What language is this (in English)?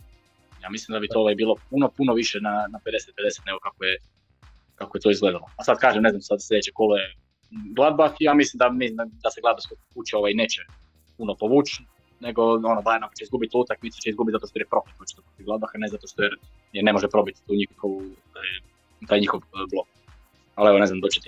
Croatian